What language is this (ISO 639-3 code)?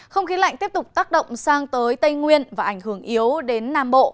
vie